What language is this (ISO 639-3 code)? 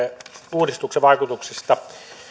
fin